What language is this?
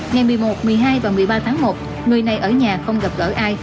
Vietnamese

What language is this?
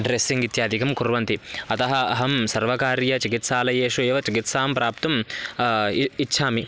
Sanskrit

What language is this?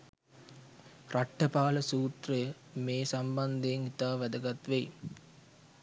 Sinhala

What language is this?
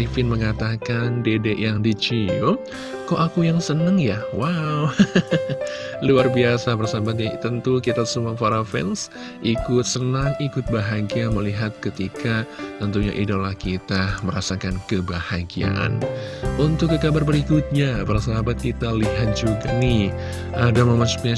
Indonesian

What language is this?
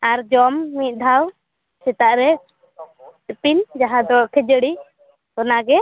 Santali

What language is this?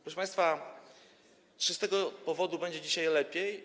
Polish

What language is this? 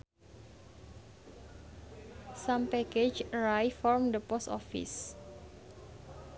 Sundanese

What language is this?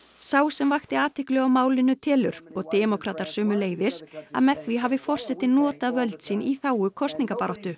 Icelandic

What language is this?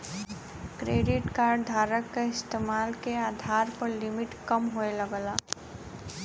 Bhojpuri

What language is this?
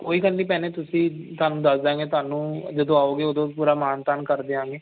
Punjabi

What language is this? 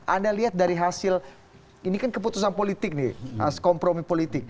Indonesian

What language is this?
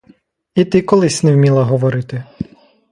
Ukrainian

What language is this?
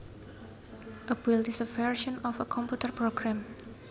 Javanese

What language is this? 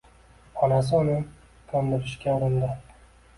Uzbek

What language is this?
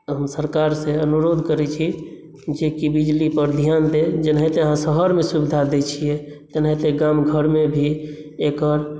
Maithili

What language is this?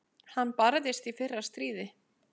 Icelandic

